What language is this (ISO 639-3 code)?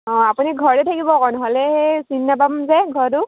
asm